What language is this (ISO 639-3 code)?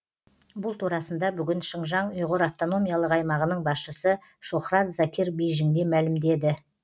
kaz